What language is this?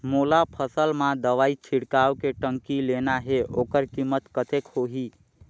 Chhattisgarhi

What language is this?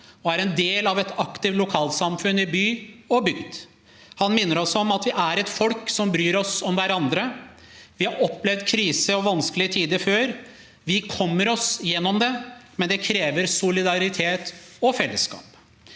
Norwegian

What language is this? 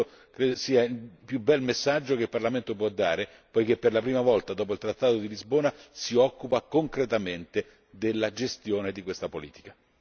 Italian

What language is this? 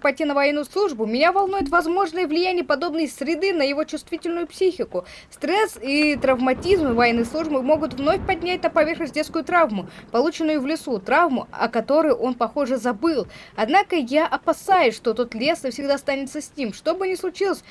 Russian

